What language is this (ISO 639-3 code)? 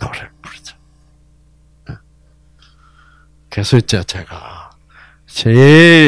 kor